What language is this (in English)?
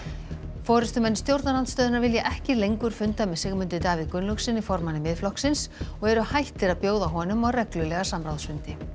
Icelandic